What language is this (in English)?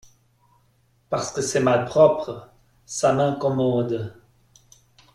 French